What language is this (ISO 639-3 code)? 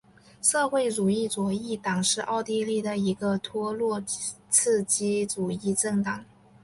zho